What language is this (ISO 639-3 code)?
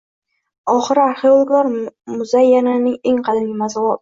uzb